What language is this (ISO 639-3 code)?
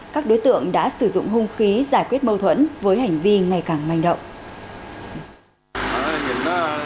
vie